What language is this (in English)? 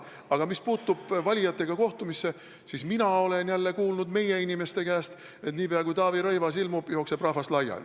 Estonian